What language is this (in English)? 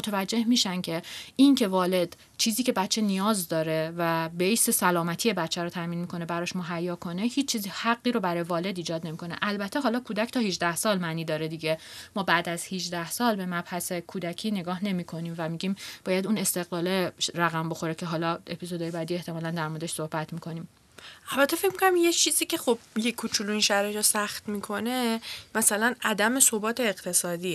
Persian